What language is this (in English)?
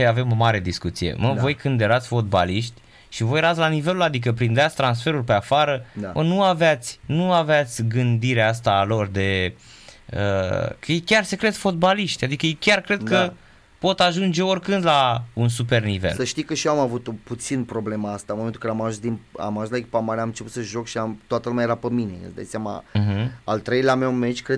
Romanian